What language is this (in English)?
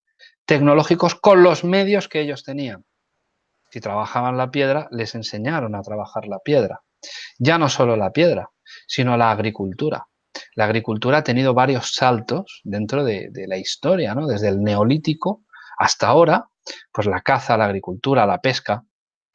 Spanish